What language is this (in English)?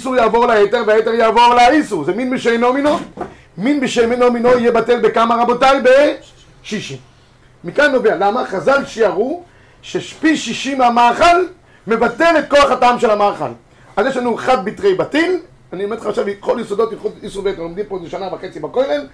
Hebrew